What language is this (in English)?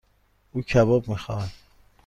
Persian